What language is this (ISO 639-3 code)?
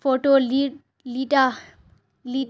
urd